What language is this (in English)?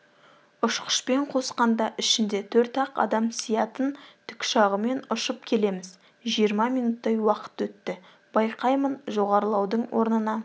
Kazakh